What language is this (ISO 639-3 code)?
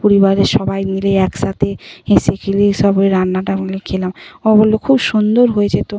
ben